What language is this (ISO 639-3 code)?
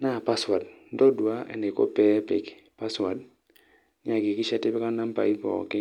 mas